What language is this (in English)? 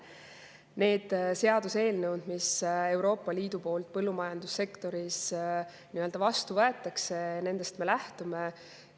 Estonian